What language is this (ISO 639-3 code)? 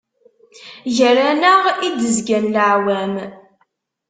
kab